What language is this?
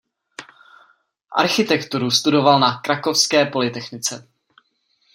Czech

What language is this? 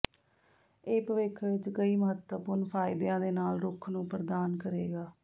Punjabi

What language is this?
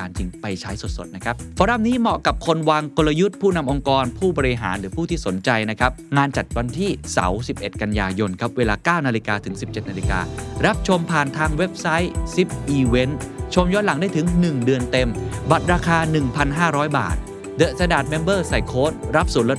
Thai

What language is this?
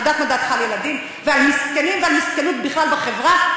Hebrew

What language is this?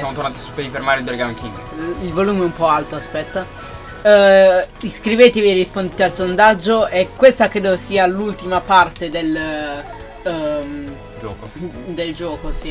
Italian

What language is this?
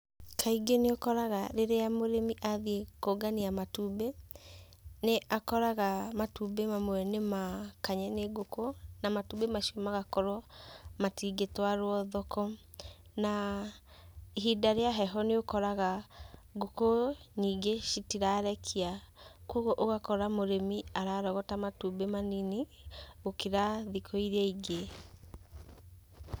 Kikuyu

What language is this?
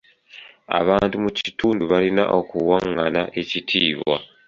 Ganda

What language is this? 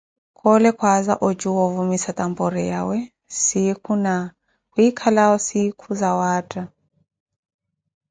Koti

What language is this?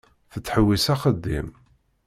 Kabyle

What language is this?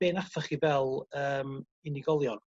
Welsh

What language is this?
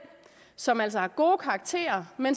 Danish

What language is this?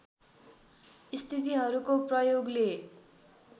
Nepali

